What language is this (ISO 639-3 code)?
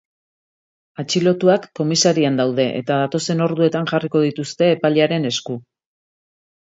eus